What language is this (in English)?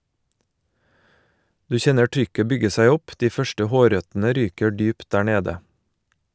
Norwegian